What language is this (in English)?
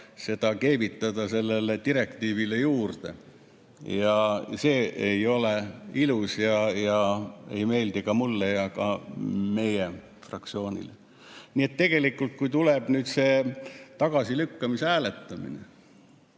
Estonian